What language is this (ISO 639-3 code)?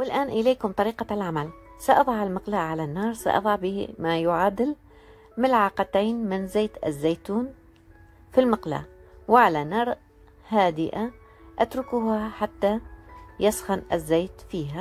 ara